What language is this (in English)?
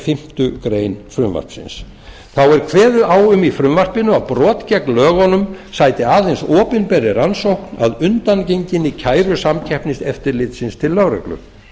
Icelandic